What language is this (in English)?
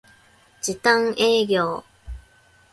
Japanese